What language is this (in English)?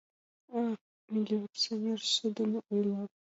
Mari